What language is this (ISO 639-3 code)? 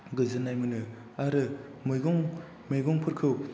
brx